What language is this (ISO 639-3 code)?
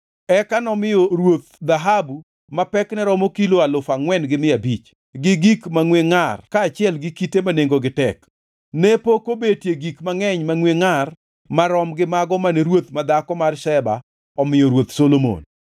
luo